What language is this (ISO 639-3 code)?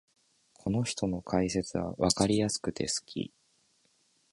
jpn